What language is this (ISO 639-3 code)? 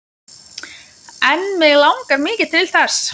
isl